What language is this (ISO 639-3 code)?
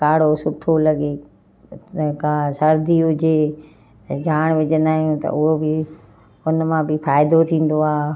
snd